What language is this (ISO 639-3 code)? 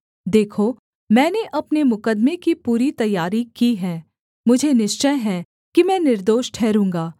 hin